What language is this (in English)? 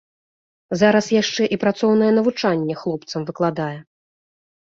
Belarusian